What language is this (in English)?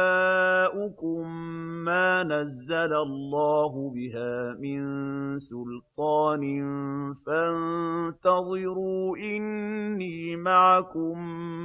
Arabic